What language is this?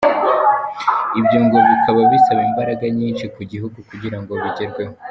Kinyarwanda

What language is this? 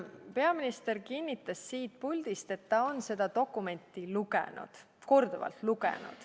Estonian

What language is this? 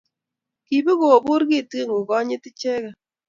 Kalenjin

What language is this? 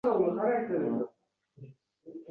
Uzbek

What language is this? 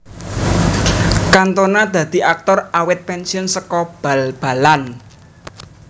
Javanese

